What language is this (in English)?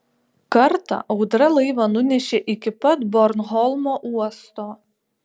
Lithuanian